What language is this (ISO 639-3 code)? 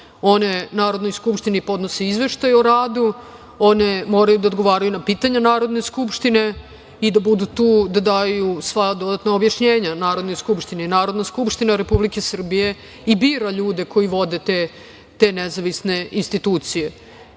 srp